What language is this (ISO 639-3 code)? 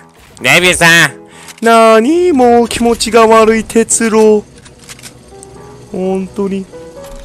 jpn